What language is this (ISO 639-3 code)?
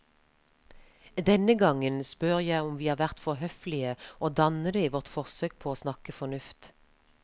nor